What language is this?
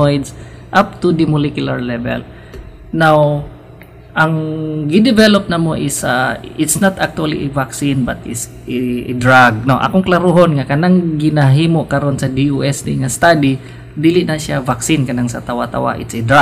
Filipino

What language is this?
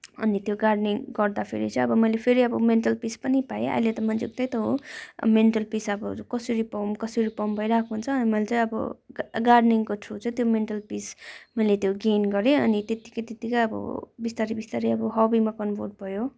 Nepali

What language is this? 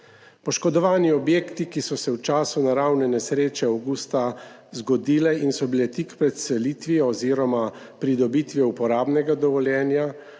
Slovenian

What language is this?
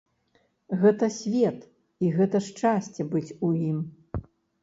Belarusian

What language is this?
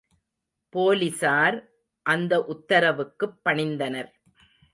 Tamil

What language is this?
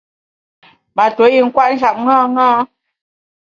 Bamun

